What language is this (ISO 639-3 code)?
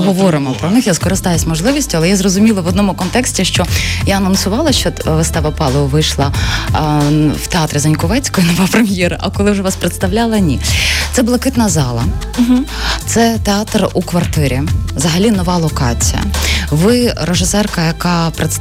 ukr